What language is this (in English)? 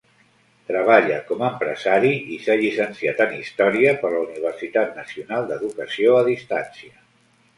Catalan